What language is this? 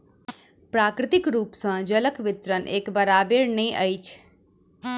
Maithili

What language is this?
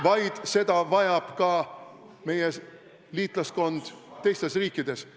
Estonian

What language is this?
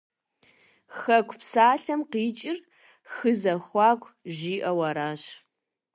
Kabardian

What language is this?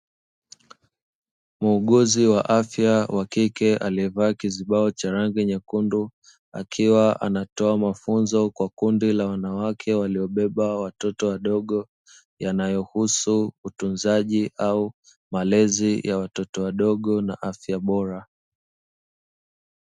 Swahili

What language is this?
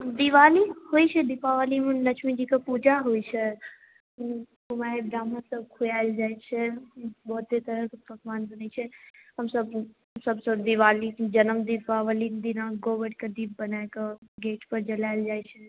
Maithili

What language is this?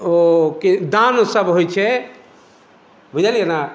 Maithili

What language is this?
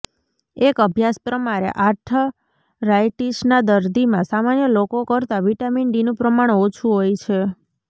Gujarati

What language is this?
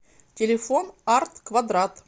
Russian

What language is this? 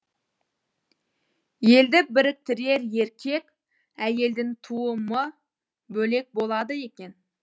Kazakh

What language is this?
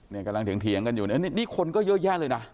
Thai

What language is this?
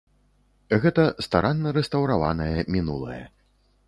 Belarusian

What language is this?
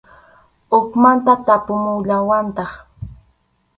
Arequipa-La Unión Quechua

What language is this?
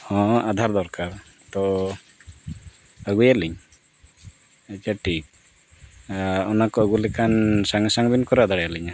Santali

